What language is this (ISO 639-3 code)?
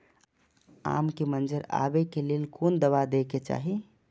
mai